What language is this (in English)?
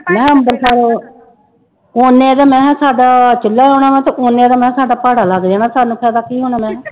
Punjabi